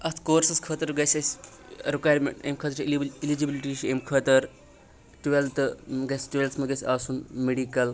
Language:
Kashmiri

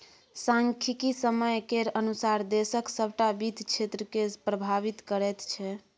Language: Maithili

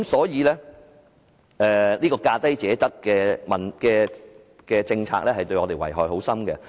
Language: Cantonese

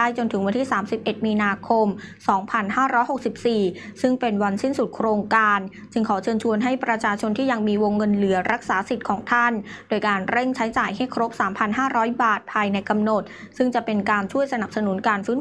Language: Thai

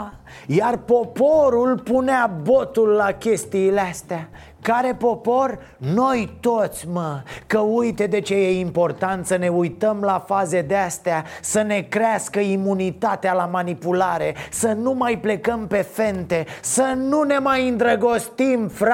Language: Romanian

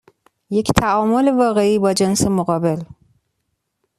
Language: Persian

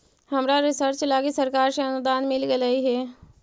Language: Magahi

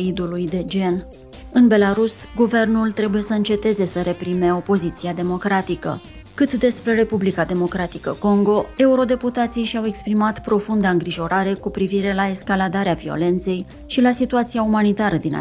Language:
Romanian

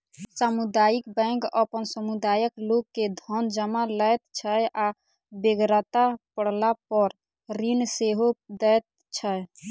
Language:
Maithili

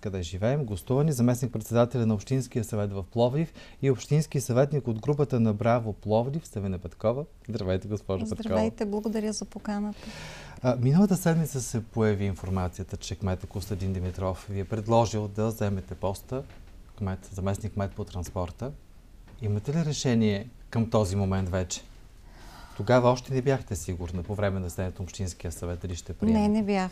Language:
Bulgarian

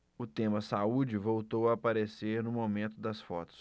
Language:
Portuguese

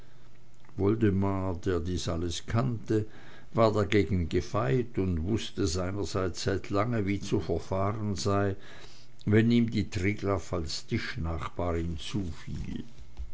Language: German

